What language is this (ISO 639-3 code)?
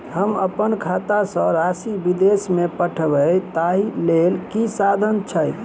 mai